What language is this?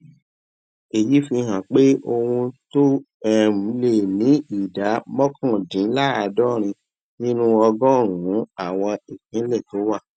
Yoruba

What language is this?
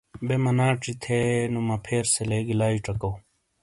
Shina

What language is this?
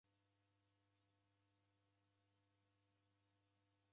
Taita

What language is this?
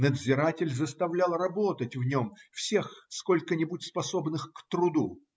Russian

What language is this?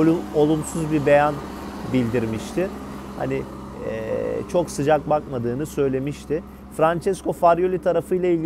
Turkish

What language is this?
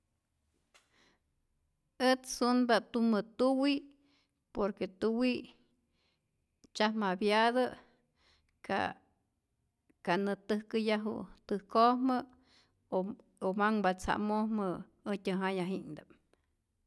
Rayón Zoque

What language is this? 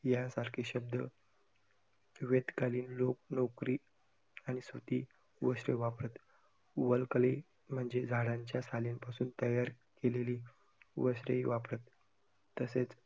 Marathi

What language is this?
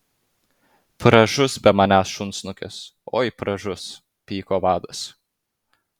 Lithuanian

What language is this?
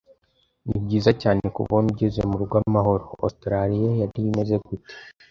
Kinyarwanda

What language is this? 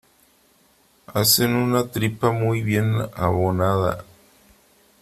Spanish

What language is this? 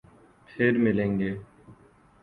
Urdu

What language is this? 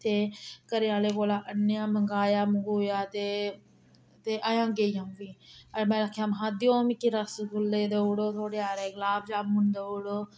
Dogri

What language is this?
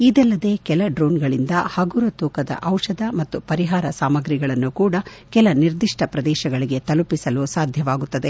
Kannada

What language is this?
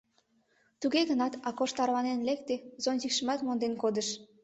Mari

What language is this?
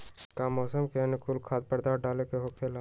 Magahi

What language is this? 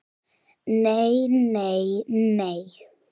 Icelandic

